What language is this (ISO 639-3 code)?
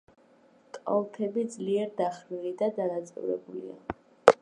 kat